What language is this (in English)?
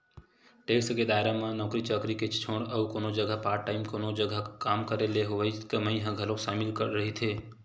Chhattisgarhi